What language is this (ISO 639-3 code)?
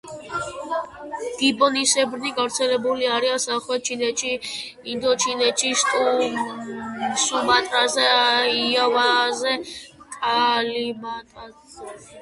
kat